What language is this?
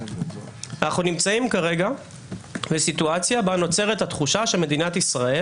Hebrew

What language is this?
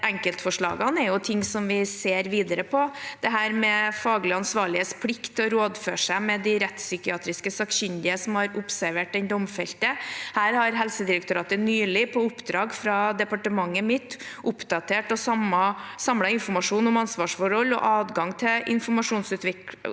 Norwegian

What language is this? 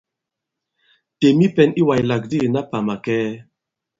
Bankon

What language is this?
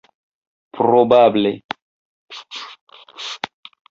Esperanto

